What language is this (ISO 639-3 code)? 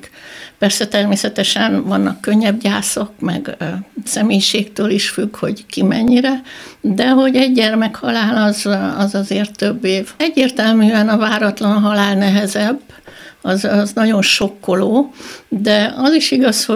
hun